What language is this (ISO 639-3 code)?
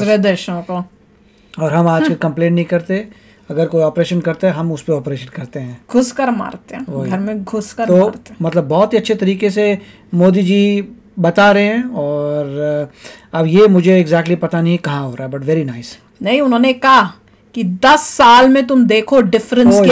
hin